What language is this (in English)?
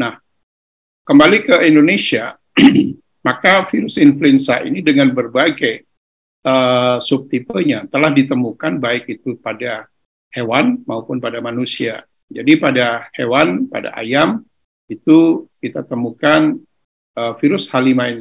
Indonesian